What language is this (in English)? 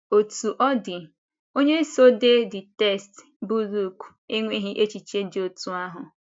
Igbo